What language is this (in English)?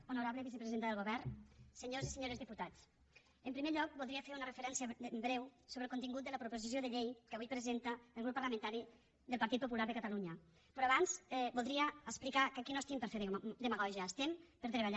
Catalan